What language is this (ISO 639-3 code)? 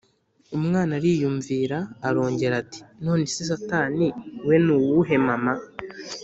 kin